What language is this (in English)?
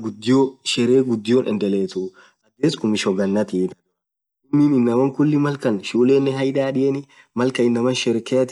Orma